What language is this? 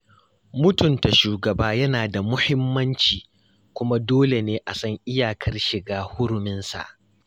Hausa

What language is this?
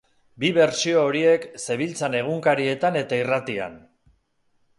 Basque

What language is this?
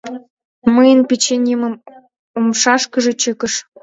Mari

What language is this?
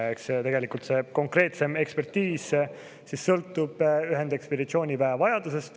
Estonian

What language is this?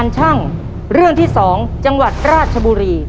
Thai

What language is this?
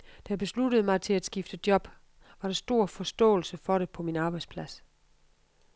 Danish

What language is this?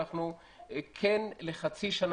Hebrew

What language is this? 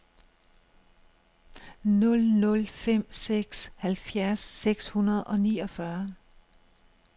Danish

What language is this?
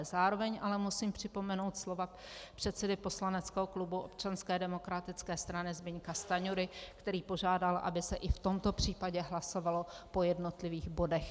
Czech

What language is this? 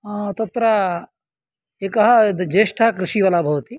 Sanskrit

